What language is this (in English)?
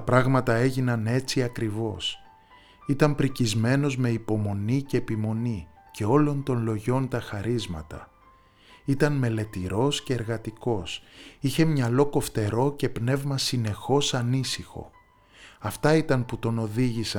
Greek